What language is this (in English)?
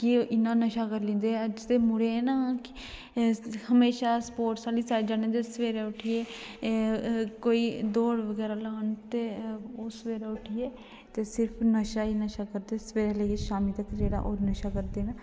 Dogri